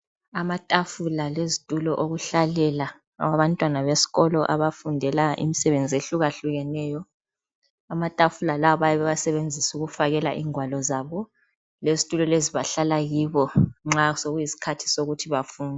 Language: North Ndebele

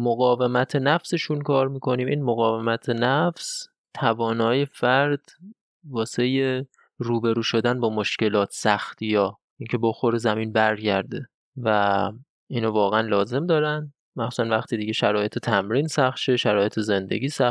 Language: Persian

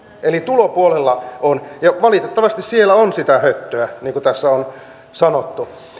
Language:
Finnish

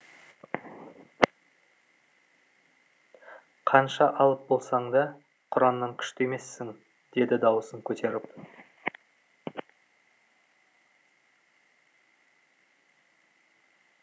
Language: Kazakh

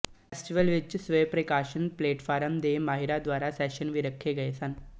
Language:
Punjabi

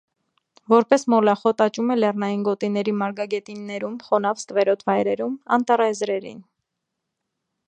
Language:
Armenian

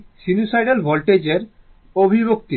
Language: Bangla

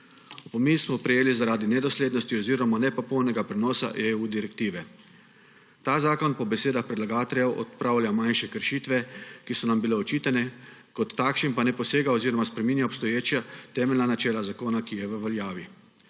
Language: Slovenian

